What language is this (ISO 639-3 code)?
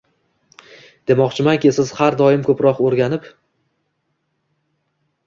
uzb